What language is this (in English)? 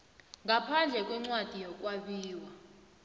South Ndebele